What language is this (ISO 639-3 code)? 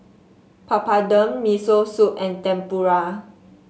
eng